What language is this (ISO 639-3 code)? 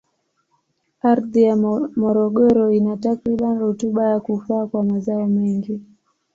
swa